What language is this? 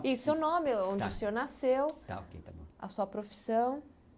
Portuguese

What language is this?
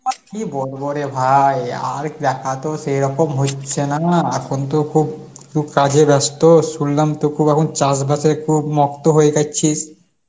Bangla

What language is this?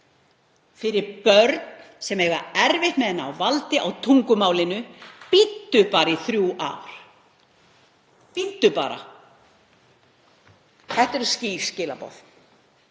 Icelandic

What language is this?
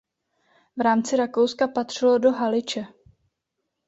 Czech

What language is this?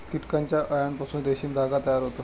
Marathi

